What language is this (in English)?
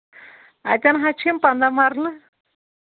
Kashmiri